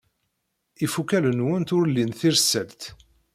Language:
Kabyle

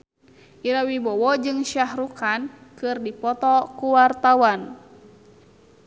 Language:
Sundanese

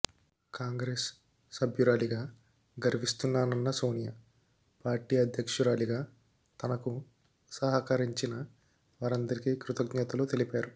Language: Telugu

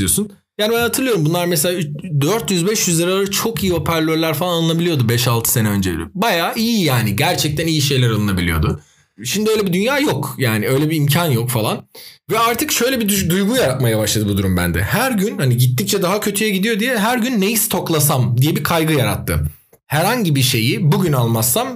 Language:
Turkish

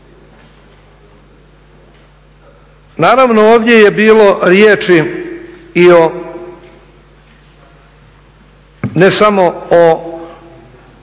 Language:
Croatian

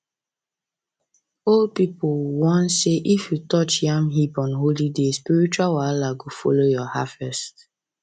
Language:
Nigerian Pidgin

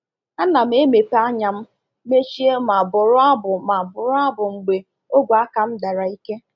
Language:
Igbo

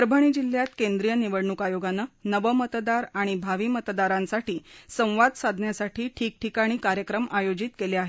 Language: Marathi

